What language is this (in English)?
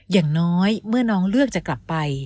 Thai